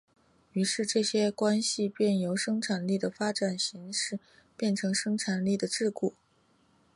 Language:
Chinese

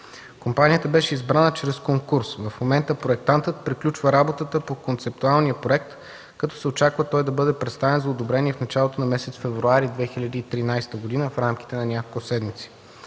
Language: Bulgarian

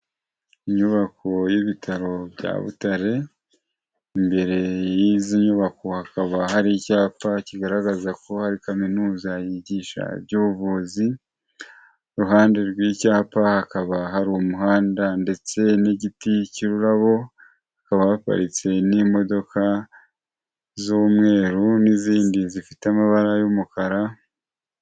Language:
Kinyarwanda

